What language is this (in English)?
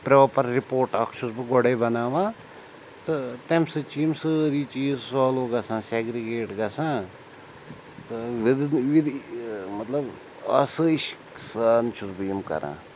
Kashmiri